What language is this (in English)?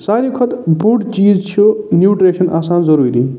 Kashmiri